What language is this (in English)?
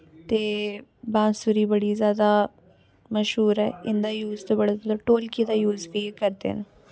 Dogri